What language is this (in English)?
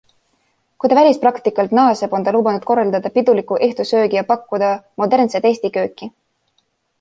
Estonian